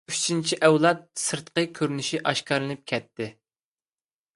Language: Uyghur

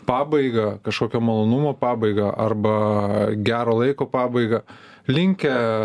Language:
Lithuanian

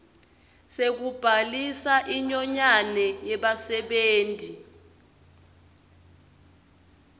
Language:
Swati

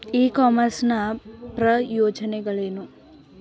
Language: Kannada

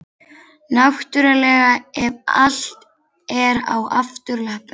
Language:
Icelandic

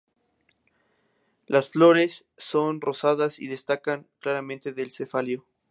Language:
Spanish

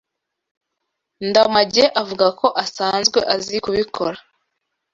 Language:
Kinyarwanda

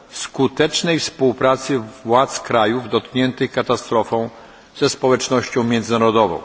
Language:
Polish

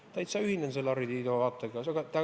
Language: Estonian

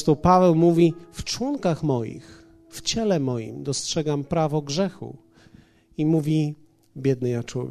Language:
Polish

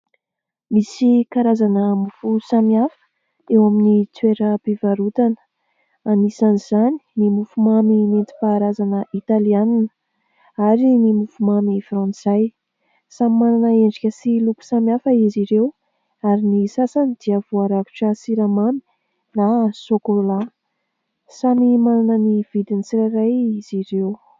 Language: Malagasy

